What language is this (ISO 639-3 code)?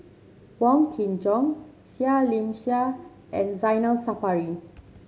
eng